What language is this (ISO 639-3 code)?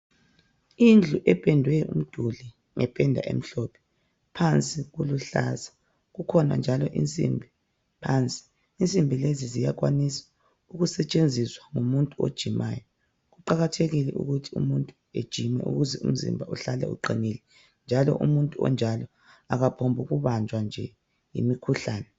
nde